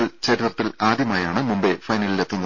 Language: Malayalam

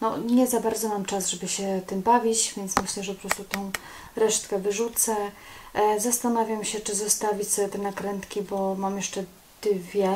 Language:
Polish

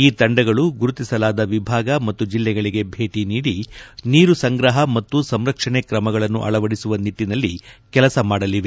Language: Kannada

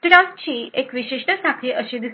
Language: Marathi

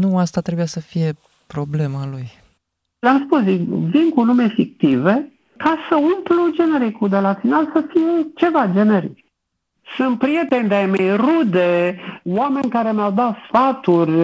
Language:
Romanian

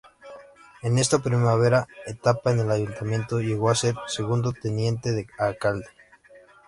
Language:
Spanish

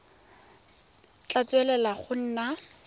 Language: Tswana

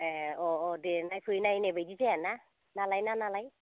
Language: Bodo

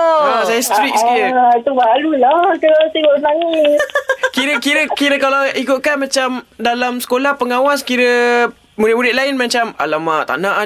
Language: Malay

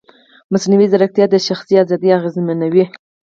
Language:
Pashto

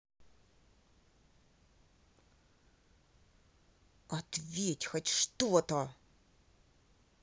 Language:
Russian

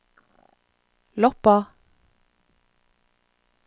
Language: Norwegian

